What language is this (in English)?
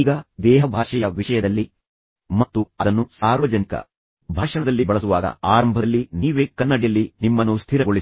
Kannada